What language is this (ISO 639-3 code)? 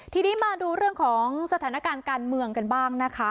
tha